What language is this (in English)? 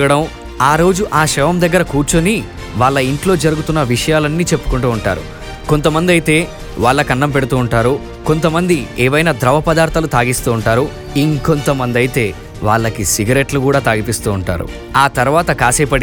Telugu